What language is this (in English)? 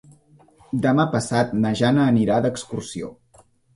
Catalan